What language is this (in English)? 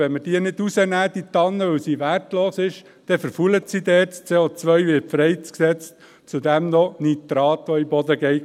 Swiss German